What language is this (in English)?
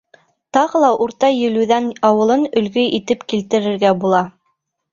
Bashkir